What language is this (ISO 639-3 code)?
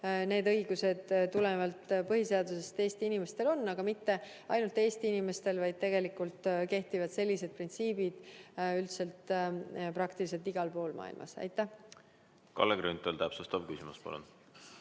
est